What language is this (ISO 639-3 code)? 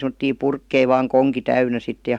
fin